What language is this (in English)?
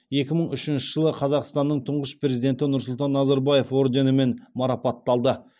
Kazakh